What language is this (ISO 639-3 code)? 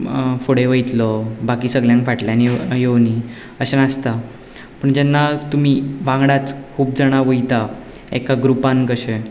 kok